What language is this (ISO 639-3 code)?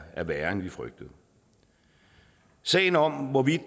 dan